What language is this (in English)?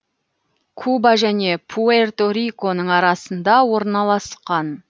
Kazakh